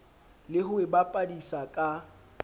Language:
Southern Sotho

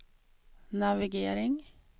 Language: Swedish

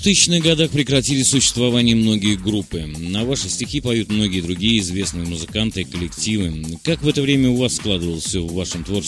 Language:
Russian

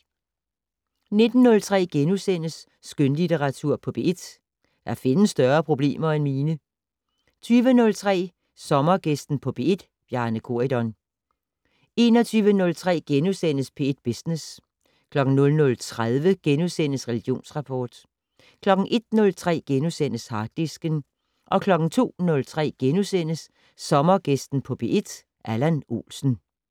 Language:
Danish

